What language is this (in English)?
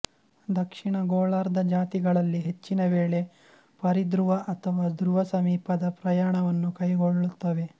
Kannada